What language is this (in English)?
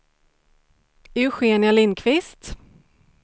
Swedish